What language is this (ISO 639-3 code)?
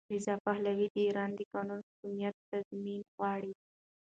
pus